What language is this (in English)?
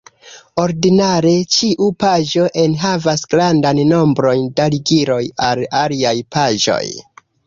Esperanto